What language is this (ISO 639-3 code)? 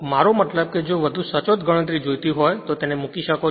guj